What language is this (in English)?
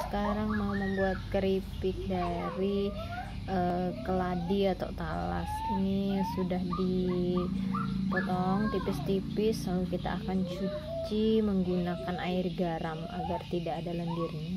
Indonesian